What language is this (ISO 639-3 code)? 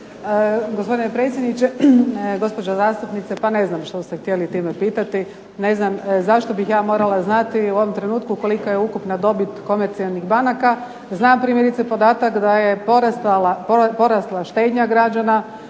hrv